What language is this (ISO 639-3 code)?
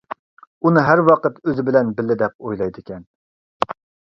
uig